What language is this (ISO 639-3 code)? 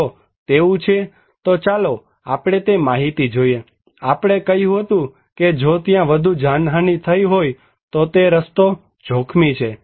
guj